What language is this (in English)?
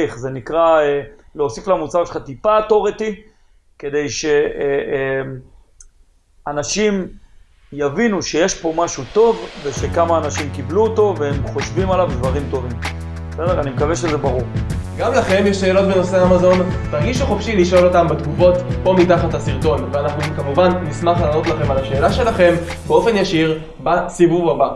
Hebrew